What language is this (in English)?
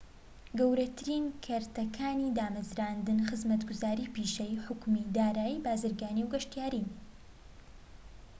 Central Kurdish